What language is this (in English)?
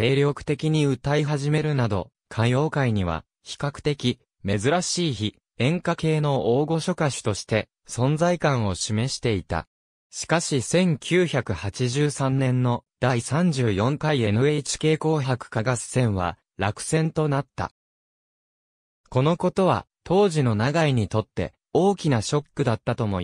Japanese